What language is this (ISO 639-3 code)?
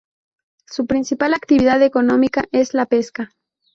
spa